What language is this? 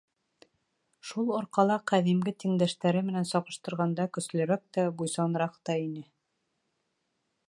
Bashkir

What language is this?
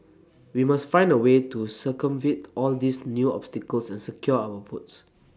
English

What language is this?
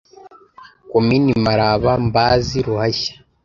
Kinyarwanda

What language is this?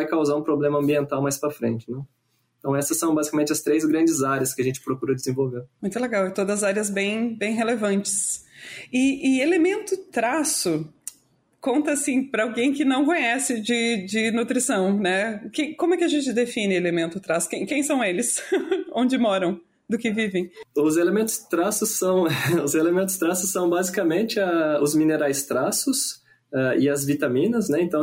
Portuguese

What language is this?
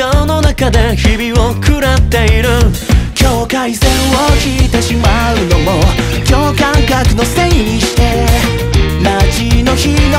Thai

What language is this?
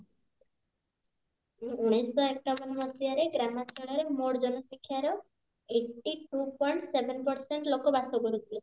Odia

